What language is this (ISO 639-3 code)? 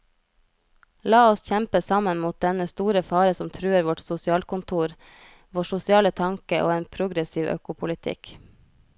nor